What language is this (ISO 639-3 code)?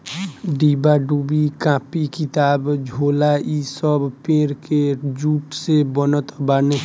bho